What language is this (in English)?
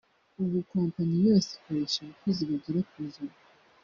Kinyarwanda